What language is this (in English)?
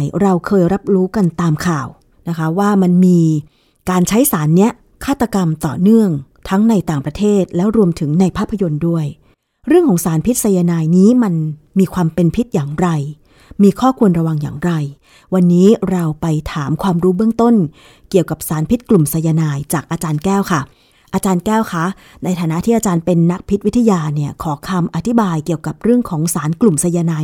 Thai